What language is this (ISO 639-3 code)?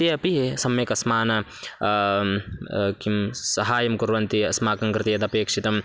san